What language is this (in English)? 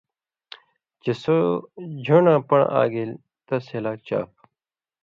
Indus Kohistani